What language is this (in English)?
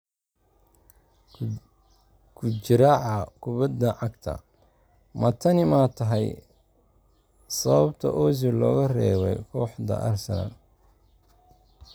Somali